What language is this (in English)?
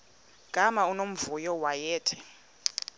Xhosa